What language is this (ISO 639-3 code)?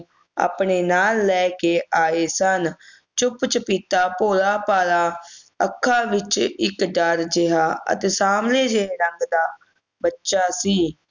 pan